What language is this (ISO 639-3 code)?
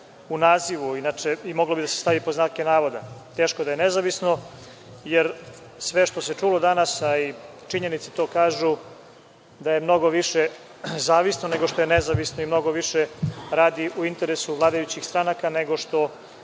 srp